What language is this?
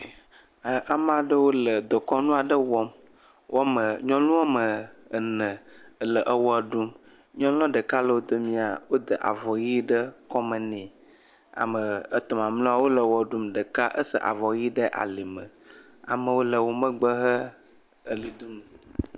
Ewe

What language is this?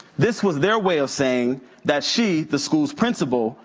English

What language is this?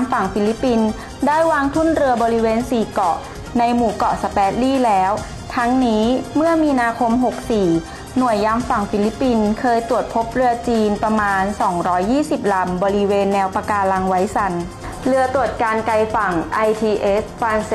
Thai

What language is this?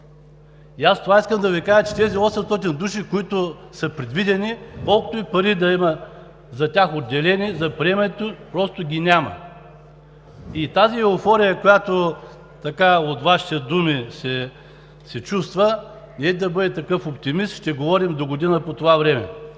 Bulgarian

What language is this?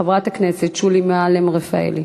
Hebrew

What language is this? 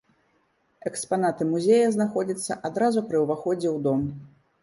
Belarusian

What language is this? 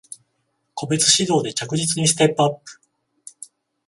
Japanese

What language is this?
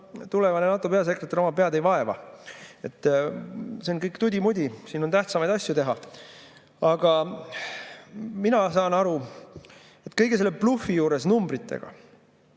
Estonian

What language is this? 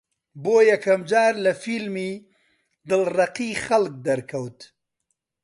Central Kurdish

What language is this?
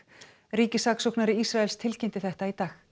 Icelandic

